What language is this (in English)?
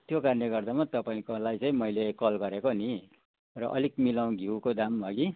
Nepali